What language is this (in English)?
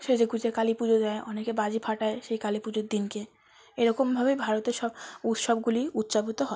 Bangla